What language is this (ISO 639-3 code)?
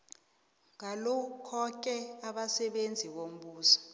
nbl